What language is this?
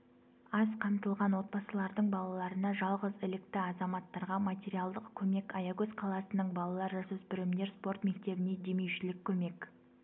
Kazakh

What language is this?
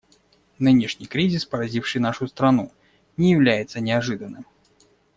Russian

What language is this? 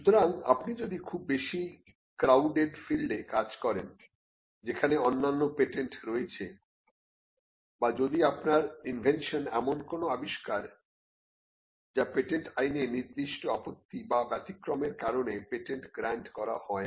Bangla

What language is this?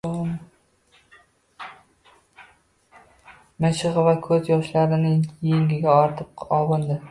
Uzbek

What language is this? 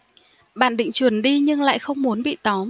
Vietnamese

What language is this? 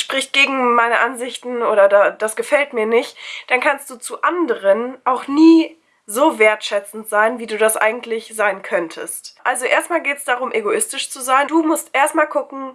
German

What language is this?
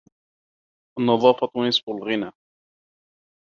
Arabic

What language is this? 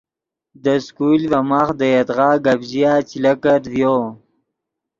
Yidgha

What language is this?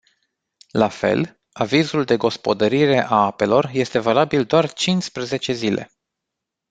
Romanian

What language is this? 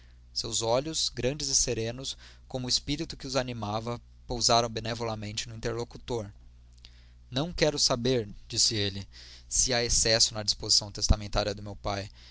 Portuguese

